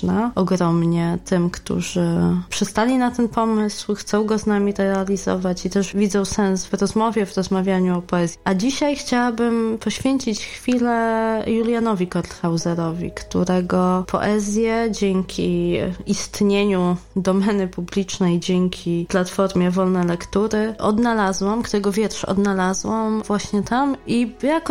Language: Polish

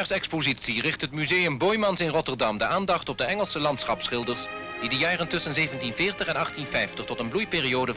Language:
Dutch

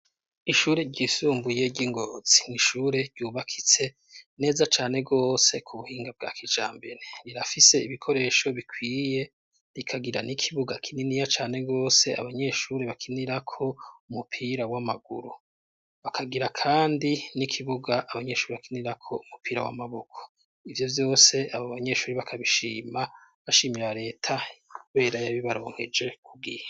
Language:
Rundi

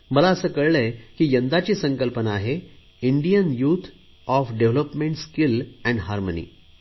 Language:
Marathi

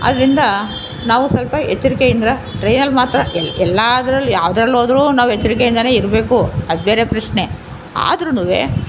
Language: Kannada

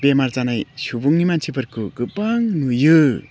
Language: Bodo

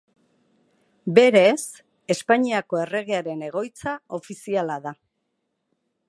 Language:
Basque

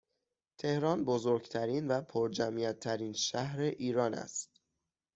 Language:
Persian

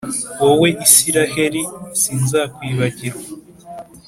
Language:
Kinyarwanda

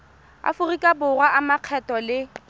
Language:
Tswana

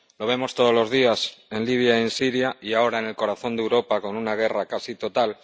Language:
Spanish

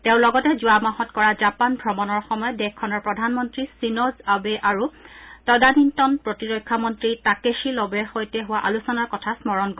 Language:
Assamese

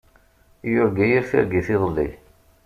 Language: Kabyle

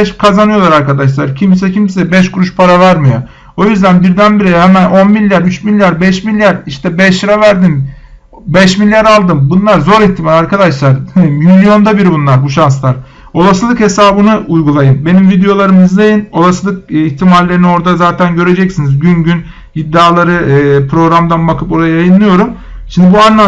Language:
Turkish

